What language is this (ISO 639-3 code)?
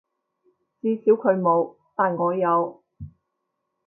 yue